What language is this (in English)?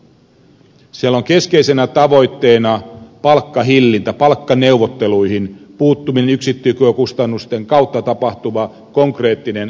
Finnish